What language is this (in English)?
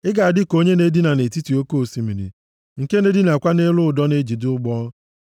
Igbo